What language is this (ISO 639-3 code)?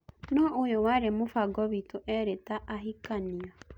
kik